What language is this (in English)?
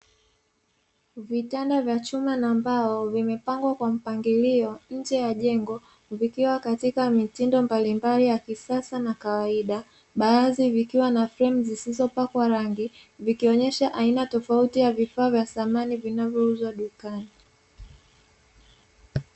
Swahili